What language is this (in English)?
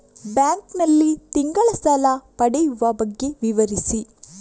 Kannada